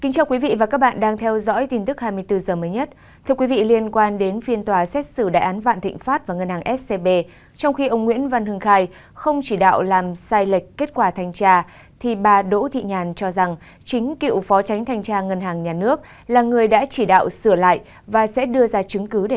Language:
Vietnamese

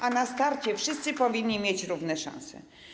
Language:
Polish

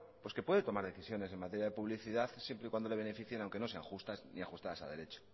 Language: Spanish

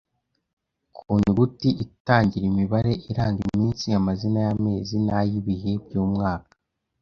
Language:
Kinyarwanda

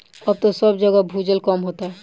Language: Bhojpuri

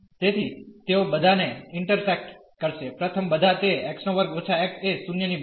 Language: Gujarati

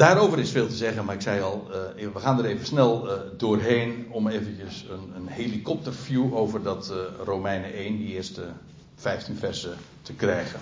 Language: Dutch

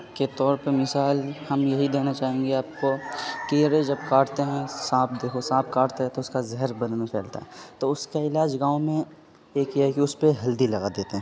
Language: Urdu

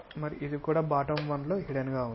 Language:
Telugu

